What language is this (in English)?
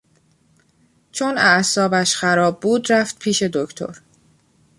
Persian